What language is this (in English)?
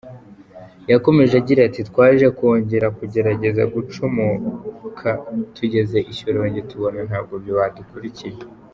Kinyarwanda